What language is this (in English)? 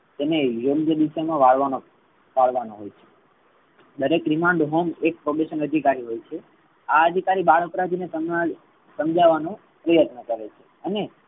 Gujarati